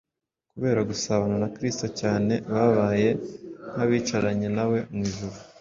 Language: Kinyarwanda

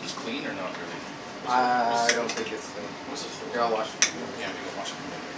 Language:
English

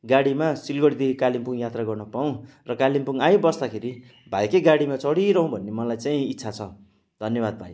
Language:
Nepali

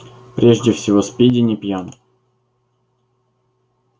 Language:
Russian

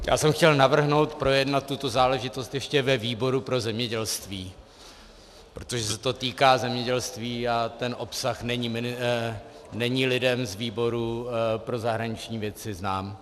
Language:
Czech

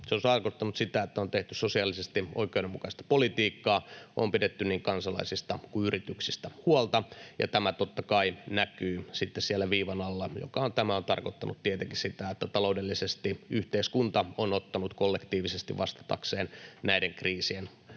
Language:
Finnish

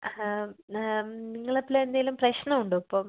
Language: Malayalam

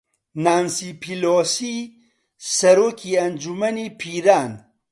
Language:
Central Kurdish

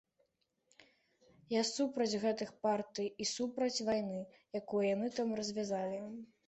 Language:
Belarusian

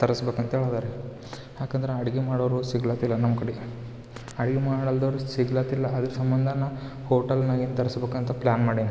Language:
Kannada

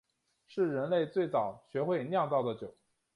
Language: Chinese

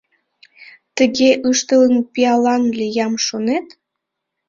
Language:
Mari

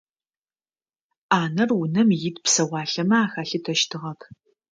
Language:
Adyghe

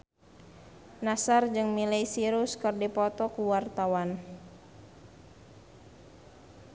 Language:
Sundanese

